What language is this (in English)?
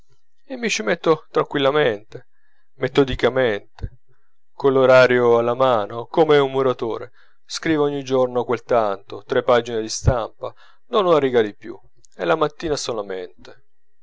Italian